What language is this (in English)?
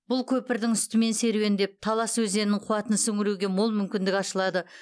Kazakh